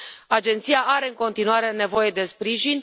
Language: Romanian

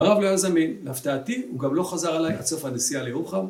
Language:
Hebrew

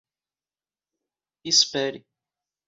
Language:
Portuguese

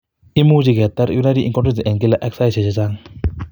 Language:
Kalenjin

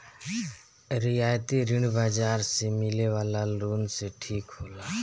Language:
Bhojpuri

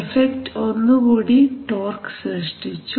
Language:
Malayalam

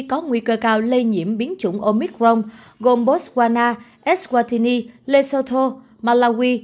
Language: Vietnamese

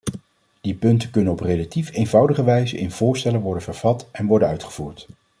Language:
Dutch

